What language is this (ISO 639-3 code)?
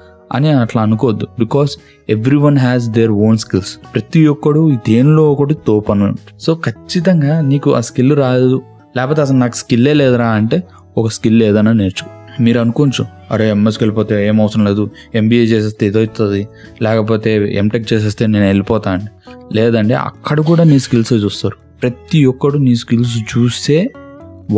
tel